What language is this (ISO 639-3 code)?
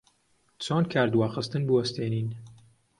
ckb